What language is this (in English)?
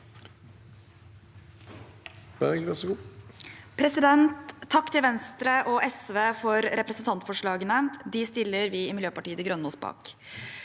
Norwegian